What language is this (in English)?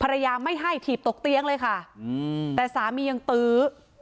Thai